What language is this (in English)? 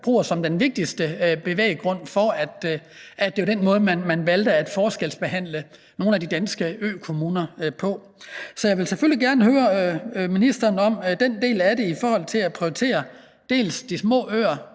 Danish